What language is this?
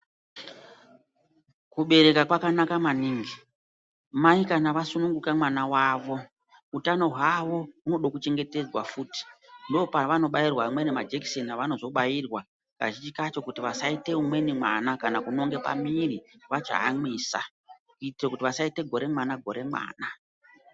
Ndau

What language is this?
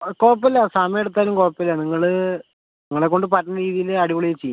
Malayalam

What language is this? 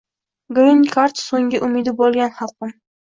Uzbek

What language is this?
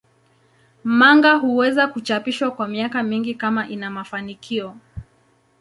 Swahili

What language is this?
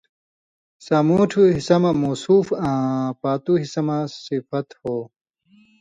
Indus Kohistani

